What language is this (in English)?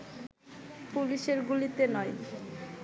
Bangla